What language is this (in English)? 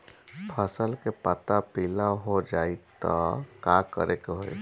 Bhojpuri